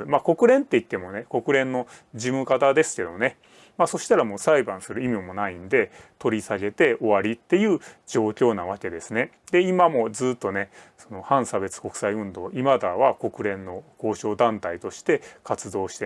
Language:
Japanese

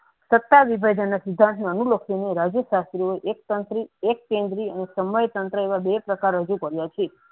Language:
Gujarati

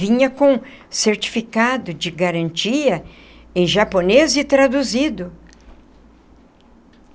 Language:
Portuguese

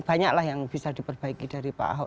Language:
Indonesian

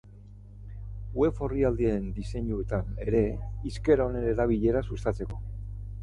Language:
Basque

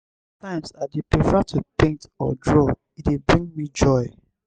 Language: Nigerian Pidgin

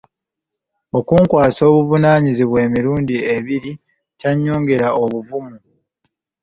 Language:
Ganda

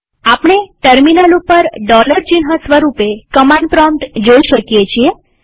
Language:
Gujarati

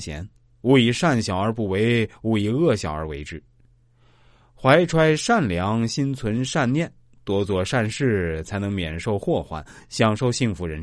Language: Chinese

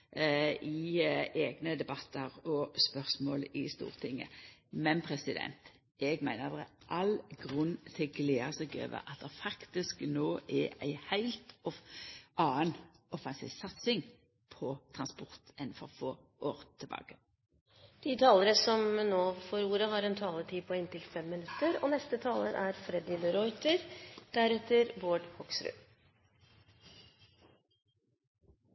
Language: Norwegian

